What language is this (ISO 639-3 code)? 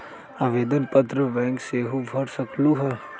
mag